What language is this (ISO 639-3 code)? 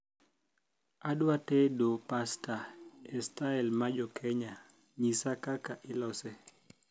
luo